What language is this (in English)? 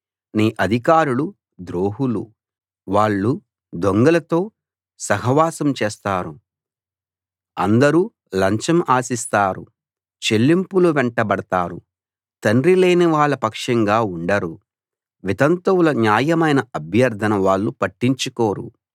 Telugu